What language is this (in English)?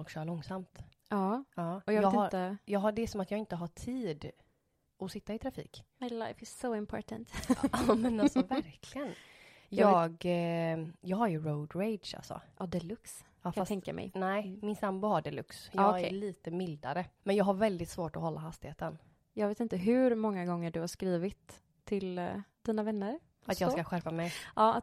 Swedish